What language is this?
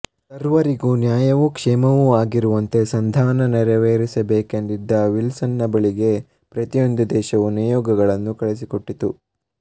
Kannada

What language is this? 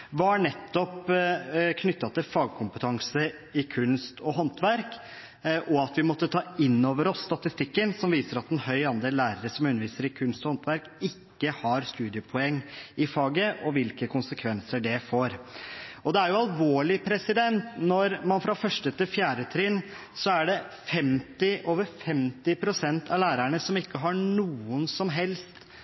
Norwegian Bokmål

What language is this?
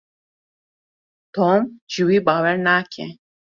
Kurdish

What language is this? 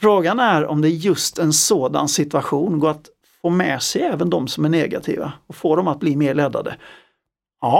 Swedish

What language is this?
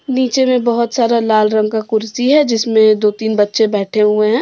Hindi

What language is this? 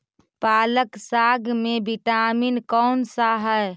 Magahi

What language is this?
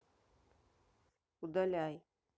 Russian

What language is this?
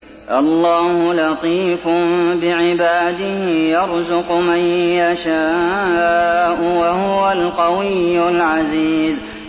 Arabic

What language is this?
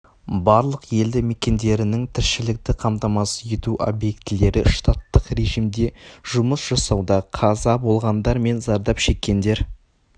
Kazakh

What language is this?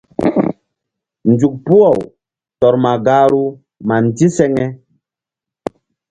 Mbum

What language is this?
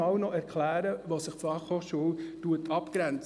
Swiss German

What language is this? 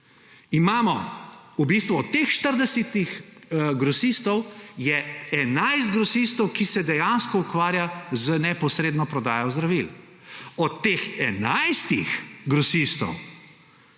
Slovenian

